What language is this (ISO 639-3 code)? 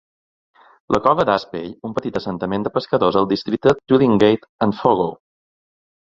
cat